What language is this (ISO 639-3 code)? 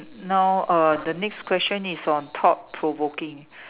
eng